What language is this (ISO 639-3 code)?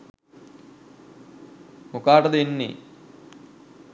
sin